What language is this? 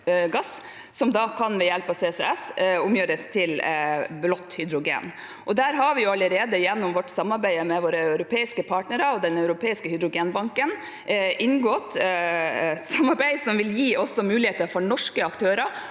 Norwegian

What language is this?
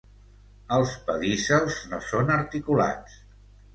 Catalan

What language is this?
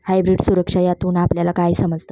Marathi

